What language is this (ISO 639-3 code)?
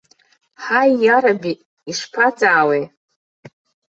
abk